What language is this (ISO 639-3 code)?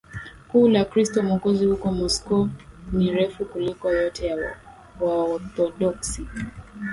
swa